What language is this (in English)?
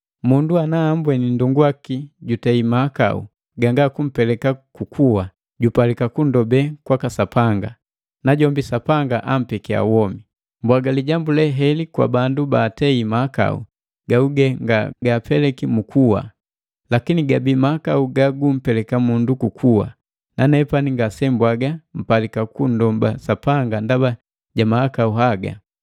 Matengo